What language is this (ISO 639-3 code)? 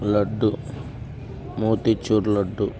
tel